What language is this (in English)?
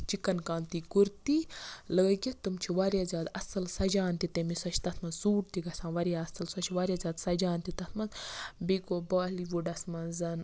Kashmiri